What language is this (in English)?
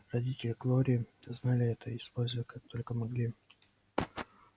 Russian